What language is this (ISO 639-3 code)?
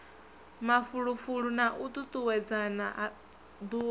ven